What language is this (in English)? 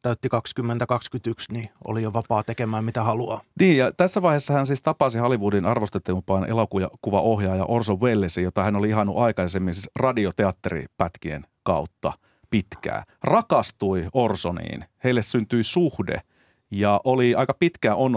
Finnish